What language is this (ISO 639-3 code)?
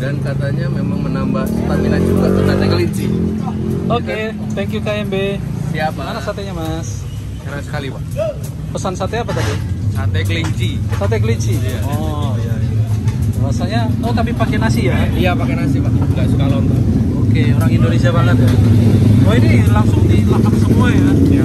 ind